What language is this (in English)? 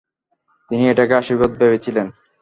Bangla